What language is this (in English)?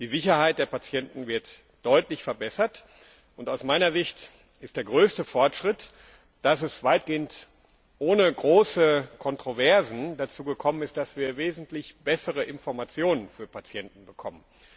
German